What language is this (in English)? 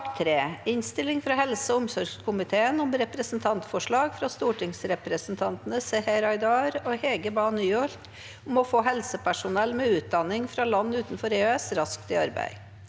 Norwegian